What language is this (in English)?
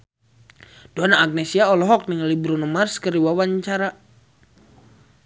Sundanese